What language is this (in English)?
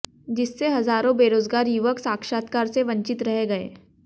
Hindi